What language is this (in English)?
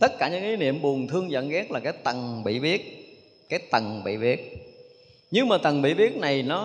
Vietnamese